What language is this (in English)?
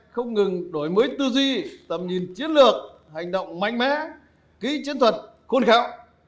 Vietnamese